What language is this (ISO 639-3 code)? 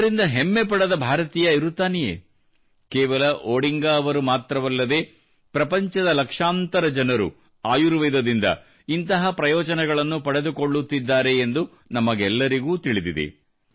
kan